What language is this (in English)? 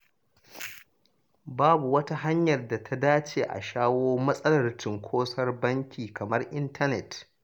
Hausa